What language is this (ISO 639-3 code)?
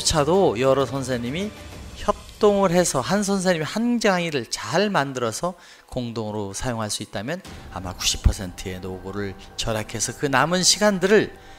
kor